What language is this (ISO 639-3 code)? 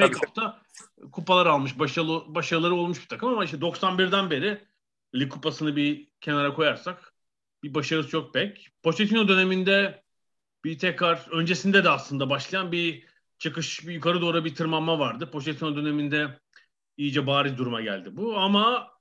tur